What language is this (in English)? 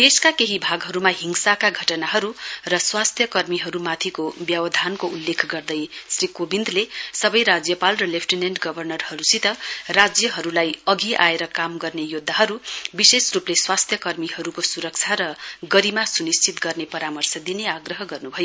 Nepali